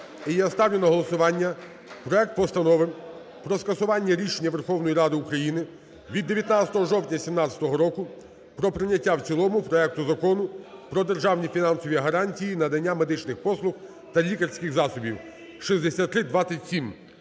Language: Ukrainian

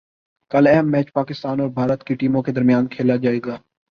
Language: Urdu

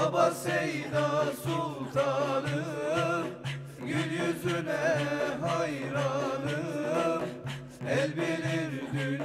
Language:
Arabic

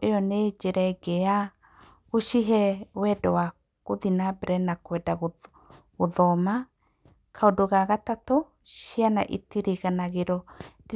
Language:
Kikuyu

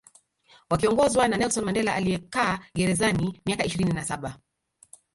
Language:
Swahili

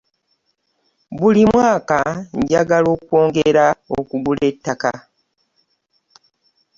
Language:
Ganda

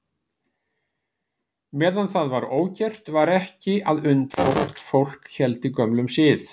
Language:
Icelandic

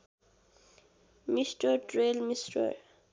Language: Nepali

